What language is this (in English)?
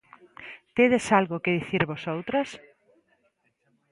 Galician